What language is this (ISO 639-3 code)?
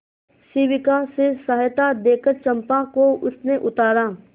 hin